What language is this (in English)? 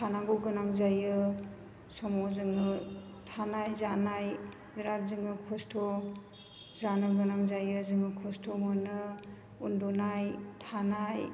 Bodo